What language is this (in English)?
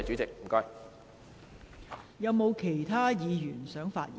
Cantonese